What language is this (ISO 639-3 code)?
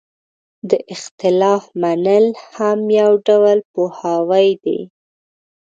pus